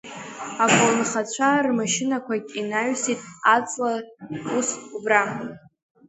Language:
Abkhazian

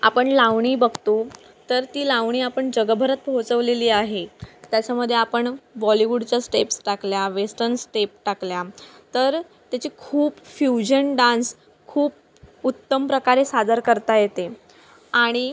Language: Marathi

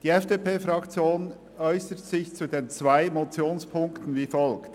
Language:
Swiss German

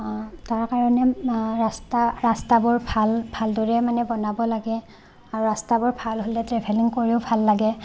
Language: Assamese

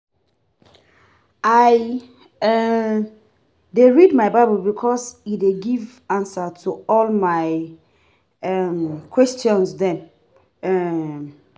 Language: Nigerian Pidgin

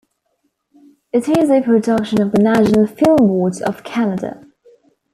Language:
English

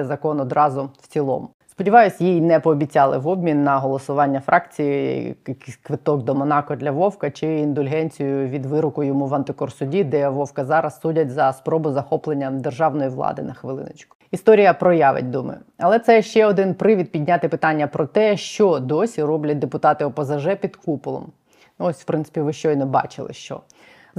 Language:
Ukrainian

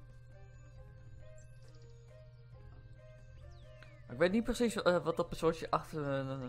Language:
Dutch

